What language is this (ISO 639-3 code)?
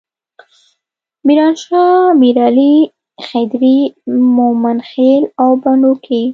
pus